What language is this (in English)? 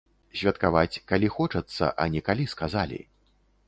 Belarusian